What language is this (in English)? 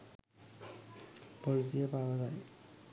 Sinhala